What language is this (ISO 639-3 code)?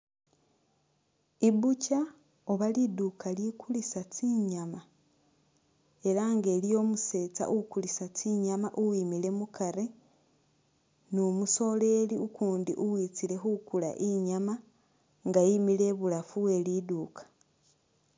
myx